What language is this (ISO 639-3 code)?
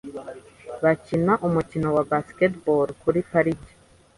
kin